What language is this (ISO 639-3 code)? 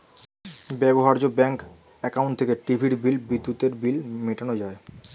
ben